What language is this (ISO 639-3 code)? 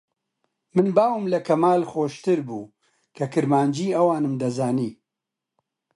ckb